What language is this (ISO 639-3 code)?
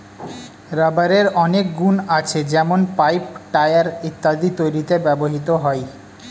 ben